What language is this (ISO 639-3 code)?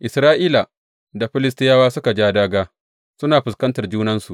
hau